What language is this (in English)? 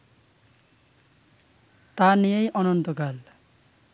Bangla